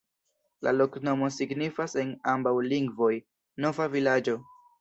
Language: Esperanto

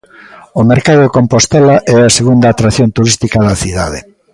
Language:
Galician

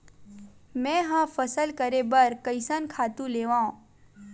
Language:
Chhattisgarhi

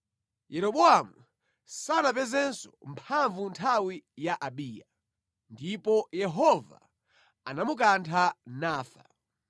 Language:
Nyanja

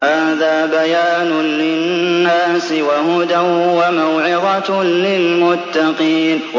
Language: Arabic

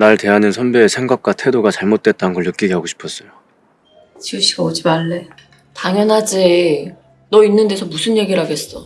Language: Korean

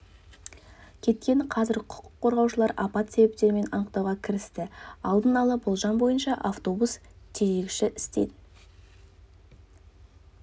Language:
Kazakh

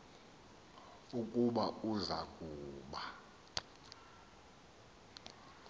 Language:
Xhosa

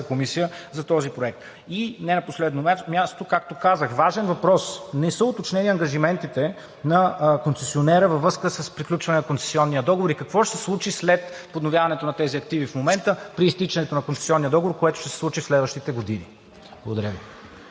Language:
Bulgarian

